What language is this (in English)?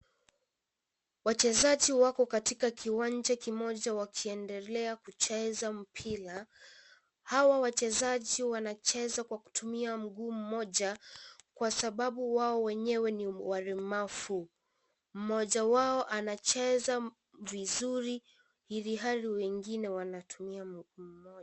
Swahili